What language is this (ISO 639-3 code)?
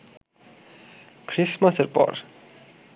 ben